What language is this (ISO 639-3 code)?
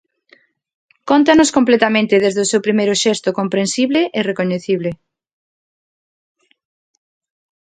glg